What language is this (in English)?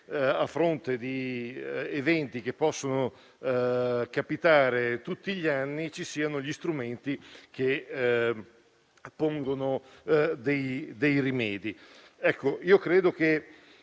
Italian